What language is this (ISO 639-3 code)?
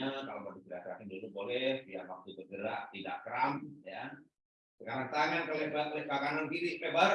ind